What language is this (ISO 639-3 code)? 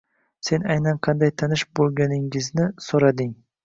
uzb